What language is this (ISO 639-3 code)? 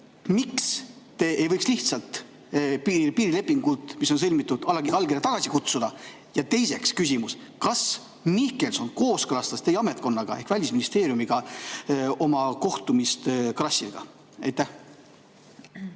est